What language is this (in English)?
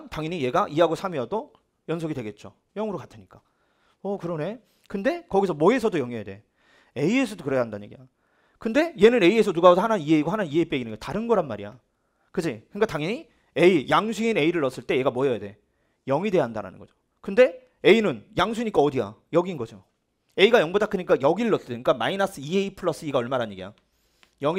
Korean